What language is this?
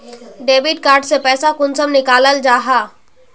Magahi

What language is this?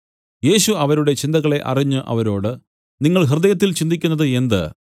Malayalam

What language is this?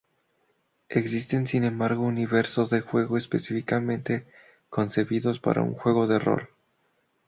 Spanish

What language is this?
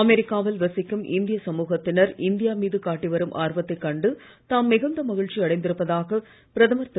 Tamil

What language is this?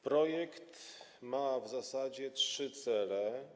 Polish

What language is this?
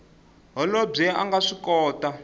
Tsonga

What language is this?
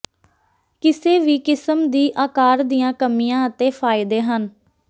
Punjabi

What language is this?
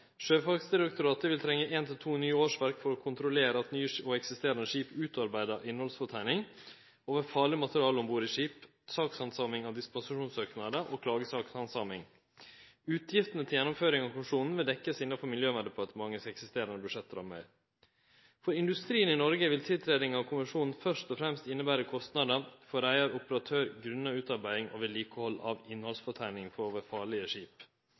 Norwegian Nynorsk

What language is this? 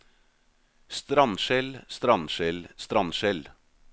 Norwegian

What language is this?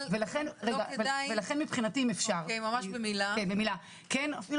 Hebrew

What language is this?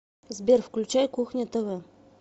Russian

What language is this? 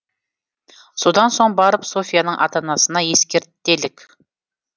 Kazakh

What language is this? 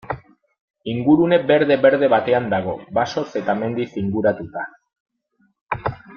Basque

